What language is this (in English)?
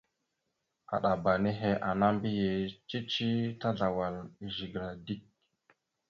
Mada (Cameroon)